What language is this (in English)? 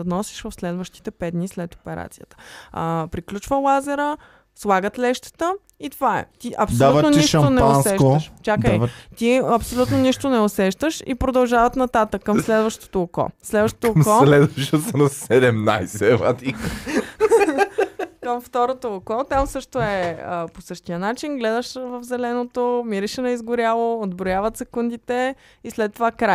Bulgarian